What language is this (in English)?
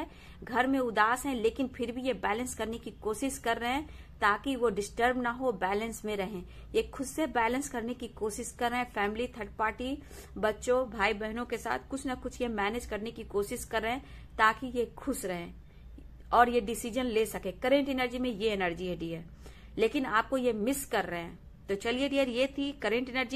Hindi